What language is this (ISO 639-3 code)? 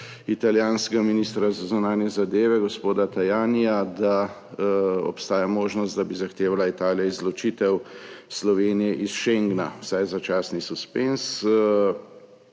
slv